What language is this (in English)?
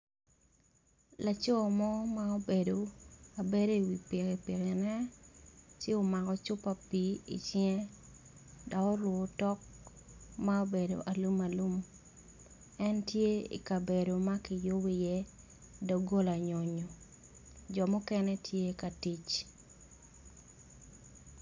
Acoli